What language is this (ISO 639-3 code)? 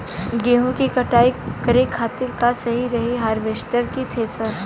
bho